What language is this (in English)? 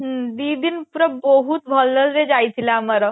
Odia